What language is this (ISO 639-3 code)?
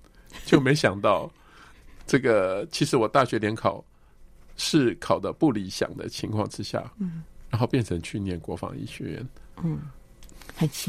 zho